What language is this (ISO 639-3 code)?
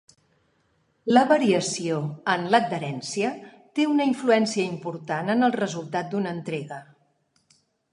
cat